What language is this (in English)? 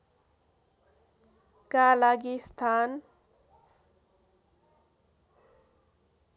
Nepali